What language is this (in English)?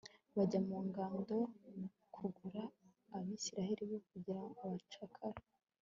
Kinyarwanda